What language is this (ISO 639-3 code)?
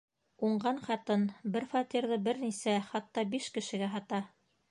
bak